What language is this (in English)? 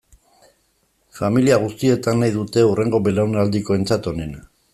Basque